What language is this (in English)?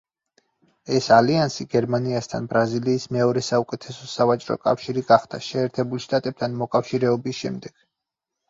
Georgian